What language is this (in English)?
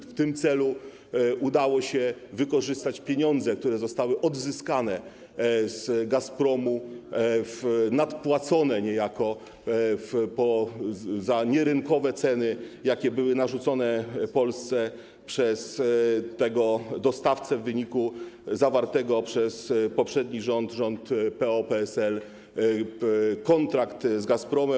Polish